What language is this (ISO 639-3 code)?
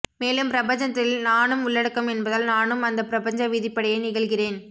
tam